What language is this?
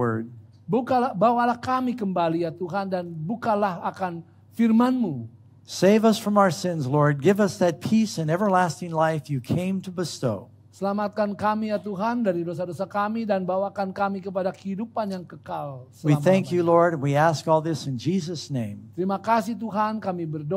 Indonesian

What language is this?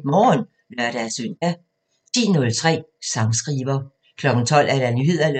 Danish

